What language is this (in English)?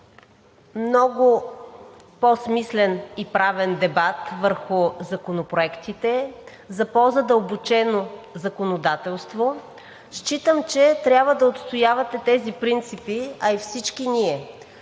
Bulgarian